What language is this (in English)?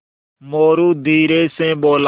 Hindi